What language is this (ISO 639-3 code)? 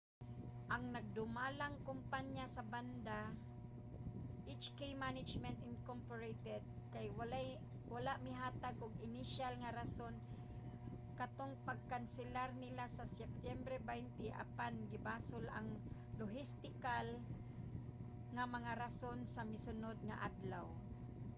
ceb